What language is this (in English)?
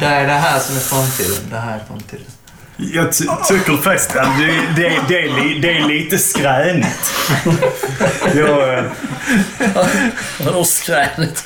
Swedish